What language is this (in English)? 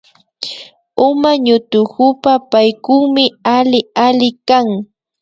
Imbabura Highland Quichua